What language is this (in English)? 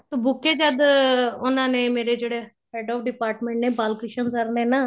Punjabi